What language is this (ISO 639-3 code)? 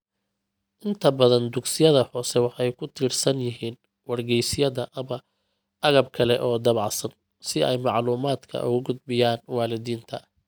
som